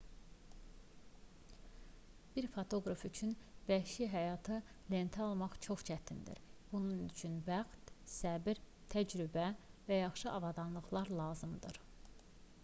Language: Azerbaijani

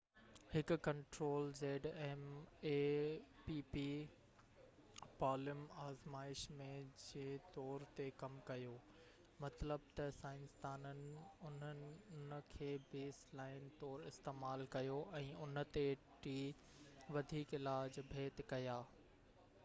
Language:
Sindhi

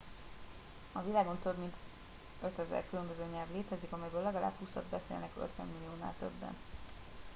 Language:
Hungarian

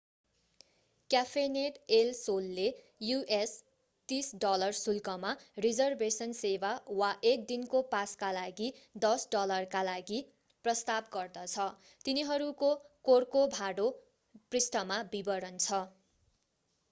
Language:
Nepali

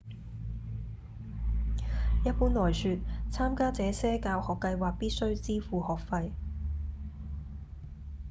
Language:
Cantonese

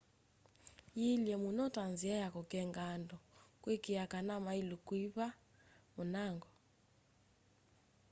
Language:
Kamba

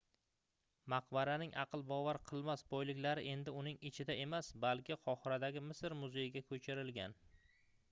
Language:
Uzbek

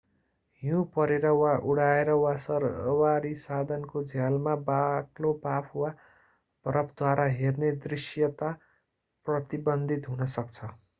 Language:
Nepali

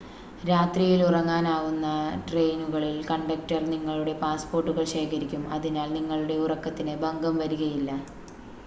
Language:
Malayalam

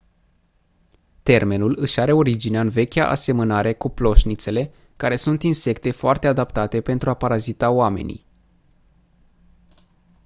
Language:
Romanian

